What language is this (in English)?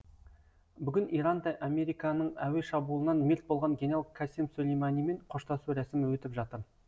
Kazakh